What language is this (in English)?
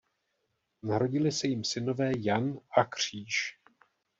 Czech